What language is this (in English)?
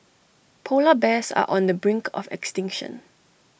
English